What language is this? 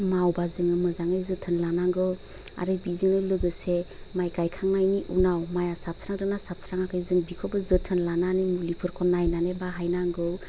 Bodo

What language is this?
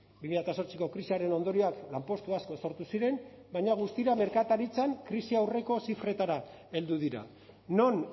Basque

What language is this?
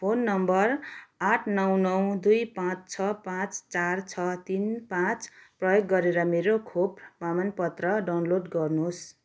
Nepali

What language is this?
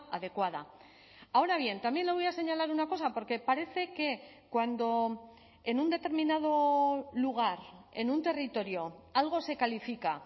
Spanish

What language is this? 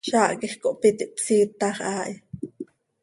Seri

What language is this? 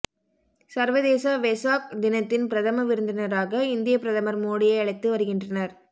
Tamil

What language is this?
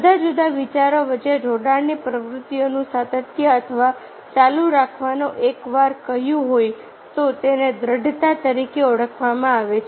Gujarati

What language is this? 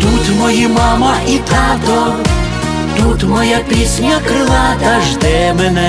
Ukrainian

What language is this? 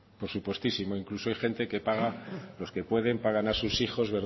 Spanish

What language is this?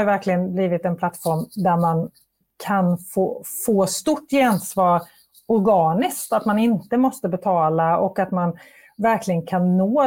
Swedish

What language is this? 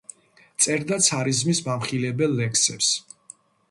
Georgian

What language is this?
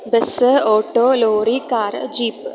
Malayalam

